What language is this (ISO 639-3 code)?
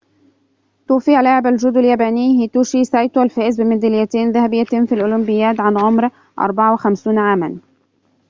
ara